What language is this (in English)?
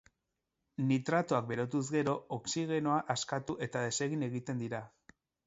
Basque